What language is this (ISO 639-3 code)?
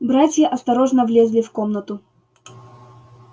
rus